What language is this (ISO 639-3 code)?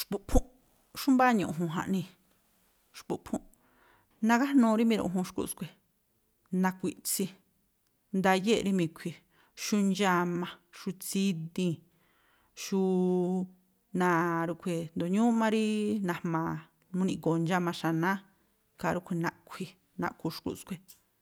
tpl